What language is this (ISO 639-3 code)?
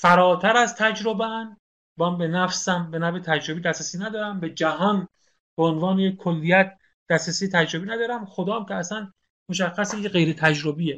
fas